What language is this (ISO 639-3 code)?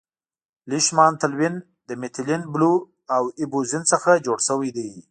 pus